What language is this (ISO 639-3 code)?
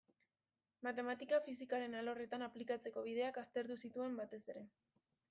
eus